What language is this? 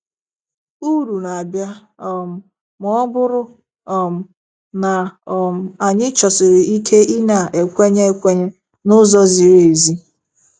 Igbo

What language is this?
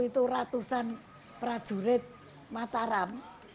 Indonesian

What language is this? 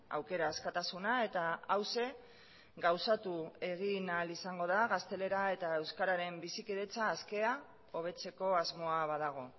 Basque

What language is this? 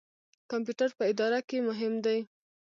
Pashto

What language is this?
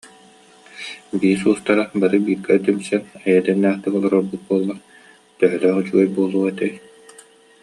Yakut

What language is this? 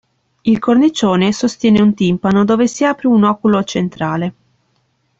Italian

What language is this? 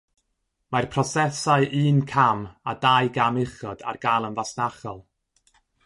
Welsh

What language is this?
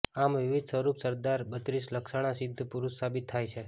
Gujarati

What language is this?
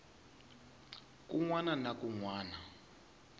Tsonga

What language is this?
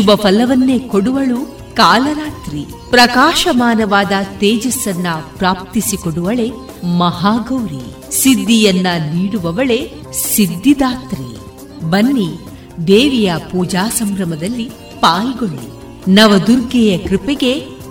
Kannada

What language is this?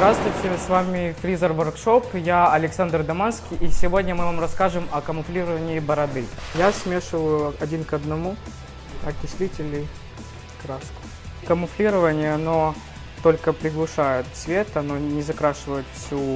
Russian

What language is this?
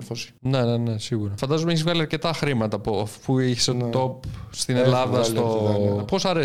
Greek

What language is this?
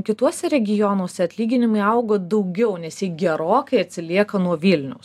Lithuanian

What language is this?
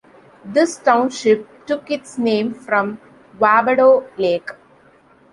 English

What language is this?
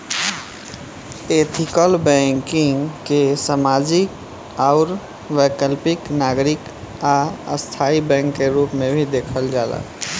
Bhojpuri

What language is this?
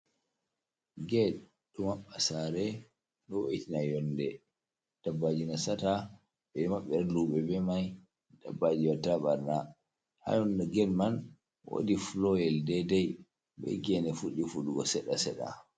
Fula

